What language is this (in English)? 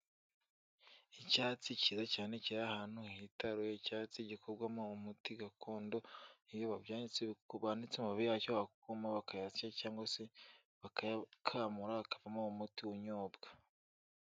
Kinyarwanda